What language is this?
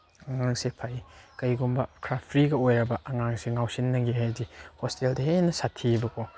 Manipuri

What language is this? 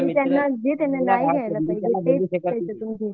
Marathi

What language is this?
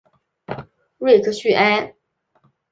Chinese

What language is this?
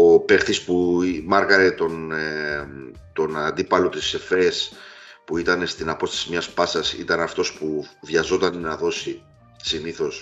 Greek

